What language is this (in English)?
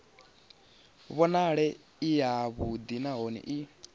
Venda